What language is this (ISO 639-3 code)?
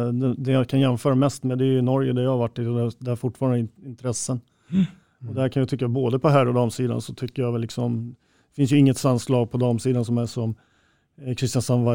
swe